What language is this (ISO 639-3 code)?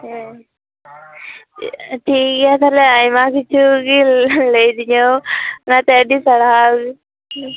sat